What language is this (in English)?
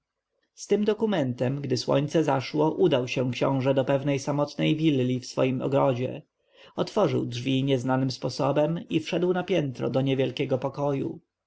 Polish